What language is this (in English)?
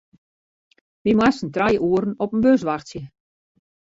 Western Frisian